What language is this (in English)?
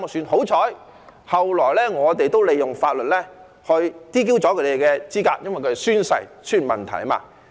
Cantonese